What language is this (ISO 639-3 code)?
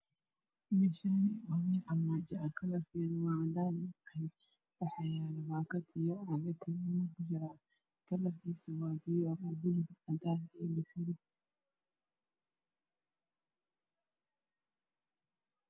som